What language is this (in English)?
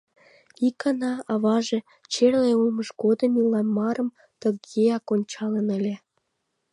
Mari